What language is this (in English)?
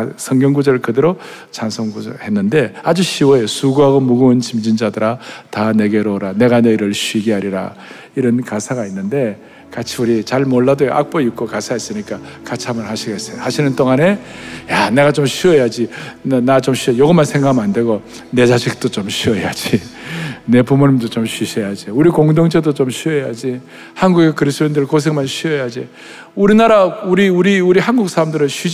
Korean